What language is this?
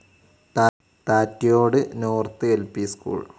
Malayalam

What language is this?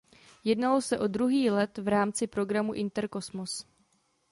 Czech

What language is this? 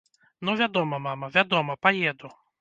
Belarusian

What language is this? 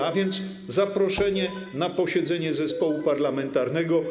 Polish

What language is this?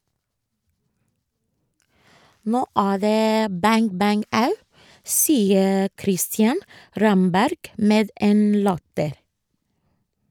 Norwegian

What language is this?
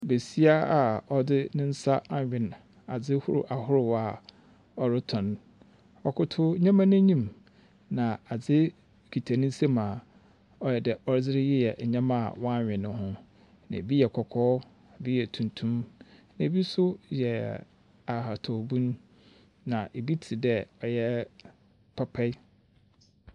Akan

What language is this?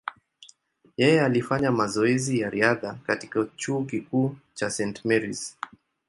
Swahili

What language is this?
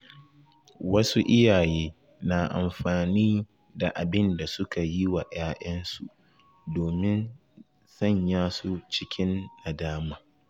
Hausa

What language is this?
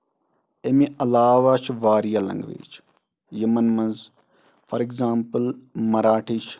Kashmiri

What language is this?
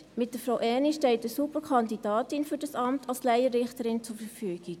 Swiss German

